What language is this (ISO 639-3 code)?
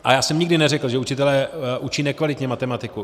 ces